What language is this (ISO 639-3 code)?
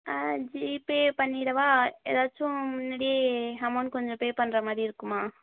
tam